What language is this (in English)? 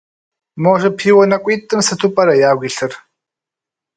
Kabardian